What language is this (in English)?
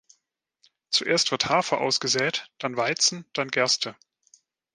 German